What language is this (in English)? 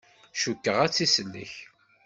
Kabyle